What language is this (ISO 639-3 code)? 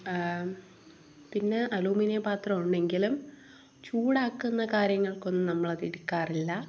mal